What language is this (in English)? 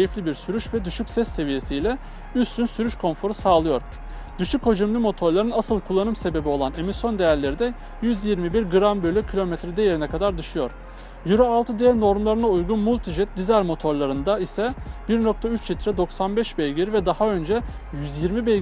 Turkish